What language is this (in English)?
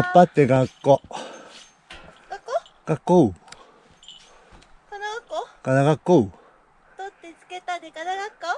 Japanese